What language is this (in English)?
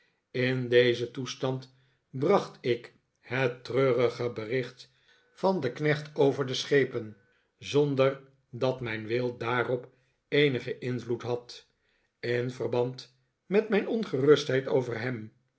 Dutch